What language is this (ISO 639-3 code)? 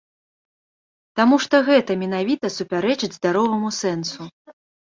bel